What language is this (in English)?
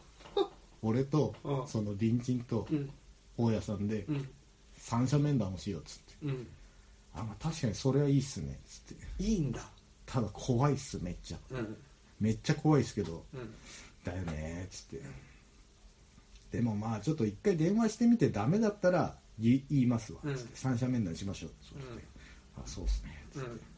Japanese